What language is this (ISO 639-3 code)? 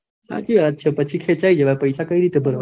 guj